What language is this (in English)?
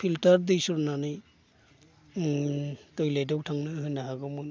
Bodo